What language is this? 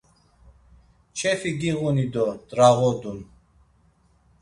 Laz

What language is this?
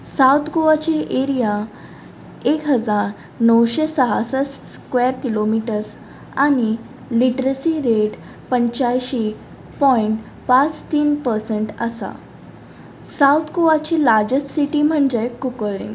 Konkani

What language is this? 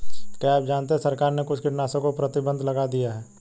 Hindi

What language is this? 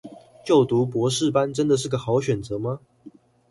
Chinese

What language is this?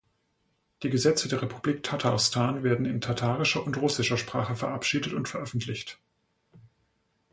German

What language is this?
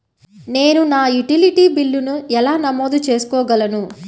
Telugu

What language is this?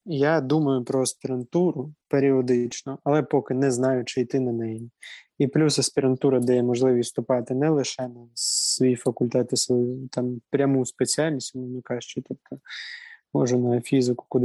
Ukrainian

